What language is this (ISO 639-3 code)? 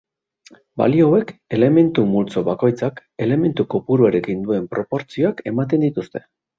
eus